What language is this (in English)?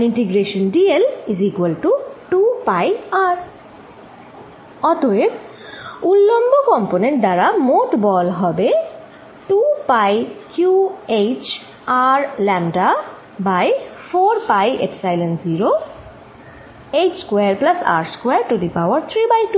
Bangla